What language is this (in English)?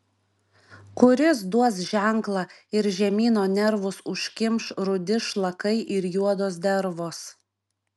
Lithuanian